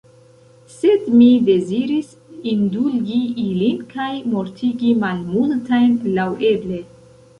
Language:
Esperanto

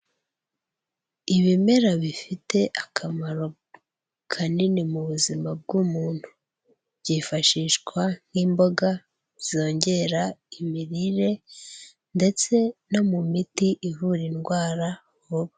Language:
Kinyarwanda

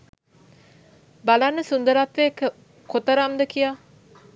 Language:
Sinhala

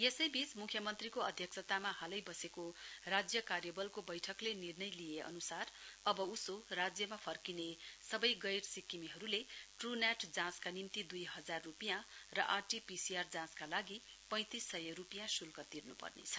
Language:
Nepali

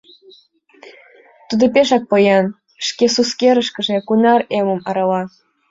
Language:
Mari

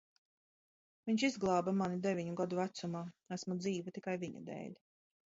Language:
Latvian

